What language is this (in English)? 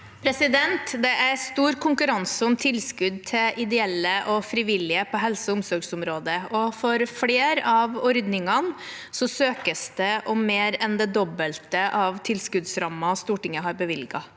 Norwegian